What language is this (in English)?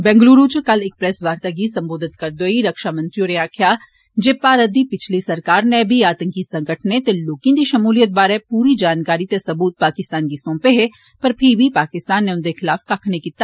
Dogri